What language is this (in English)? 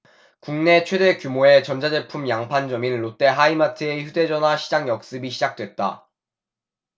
Korean